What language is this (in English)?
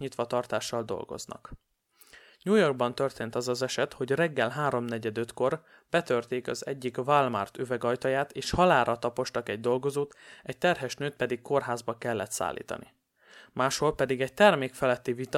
Hungarian